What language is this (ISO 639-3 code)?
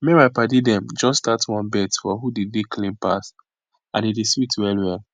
pcm